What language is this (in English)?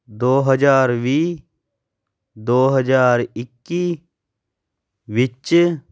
Punjabi